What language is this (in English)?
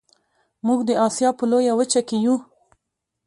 Pashto